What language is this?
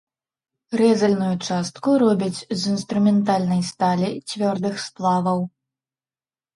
Belarusian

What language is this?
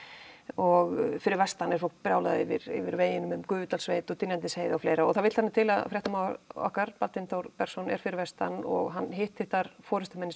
Icelandic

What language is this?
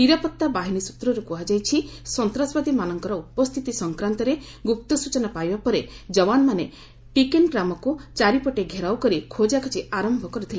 Odia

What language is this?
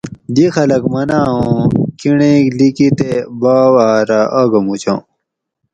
Gawri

